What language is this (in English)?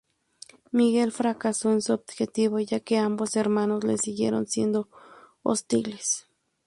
Spanish